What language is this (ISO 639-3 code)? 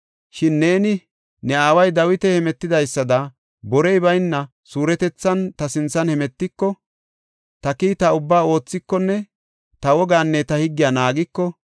gof